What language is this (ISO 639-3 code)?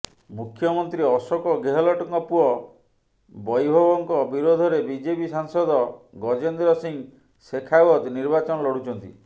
ori